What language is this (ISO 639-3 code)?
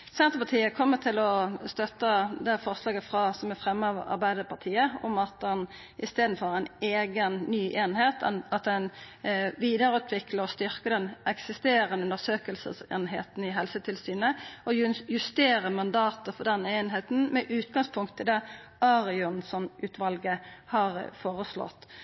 nno